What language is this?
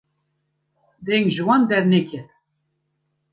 Kurdish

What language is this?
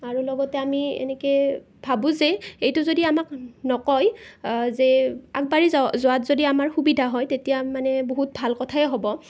Assamese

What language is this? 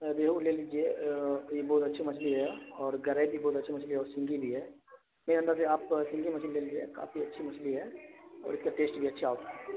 Urdu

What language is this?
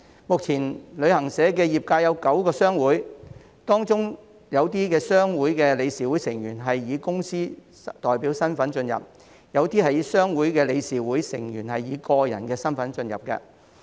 Cantonese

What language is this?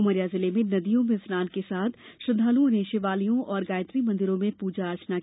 Hindi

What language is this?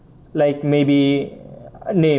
English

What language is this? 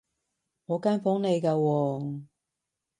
Cantonese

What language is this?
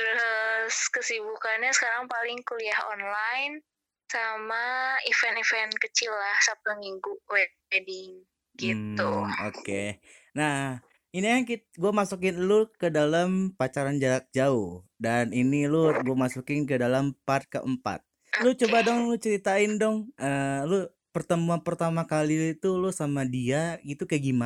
Indonesian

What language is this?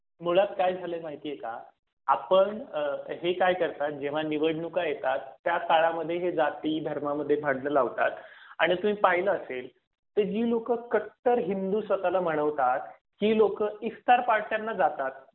Marathi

